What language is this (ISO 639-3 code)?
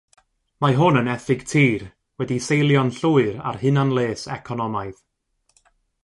cym